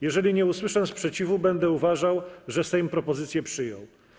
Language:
Polish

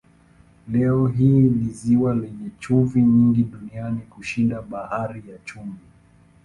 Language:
Swahili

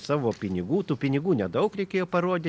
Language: Lithuanian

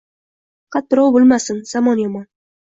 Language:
Uzbek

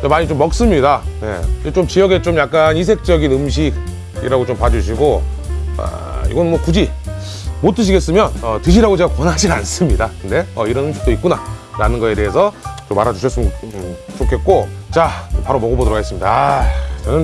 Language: Korean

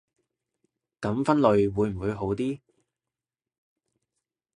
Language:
Cantonese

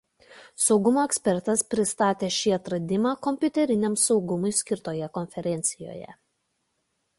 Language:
Lithuanian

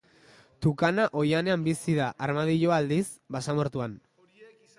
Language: Basque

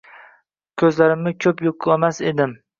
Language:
Uzbek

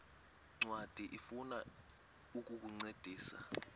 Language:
Xhosa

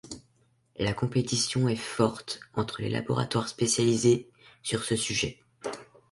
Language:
French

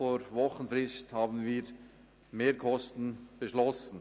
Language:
Swiss German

